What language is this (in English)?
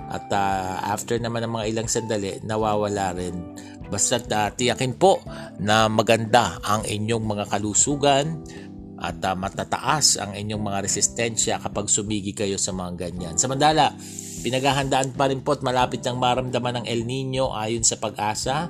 Filipino